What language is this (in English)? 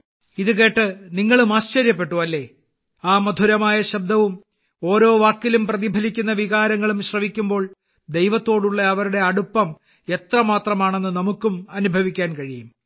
Malayalam